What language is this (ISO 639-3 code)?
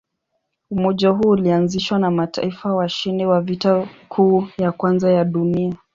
swa